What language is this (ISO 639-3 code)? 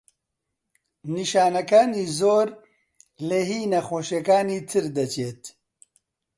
ckb